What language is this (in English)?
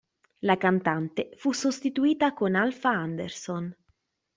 Italian